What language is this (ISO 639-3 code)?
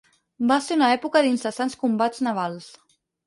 cat